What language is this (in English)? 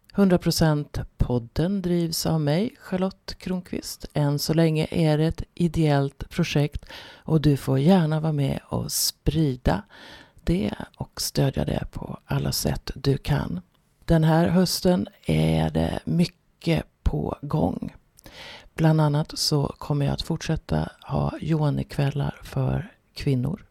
Swedish